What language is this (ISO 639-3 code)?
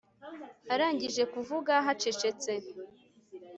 kin